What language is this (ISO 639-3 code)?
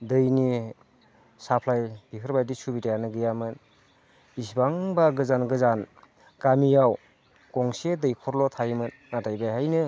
brx